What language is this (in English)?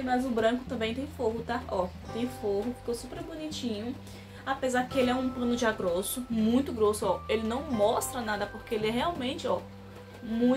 Portuguese